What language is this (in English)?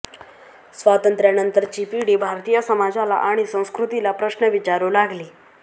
Marathi